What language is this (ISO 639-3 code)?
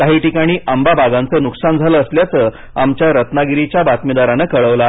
mar